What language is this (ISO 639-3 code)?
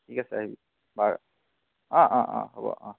asm